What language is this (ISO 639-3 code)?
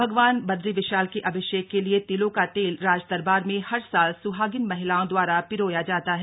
hin